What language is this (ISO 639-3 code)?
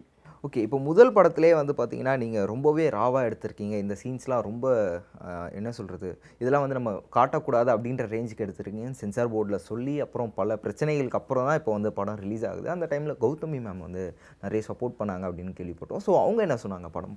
tam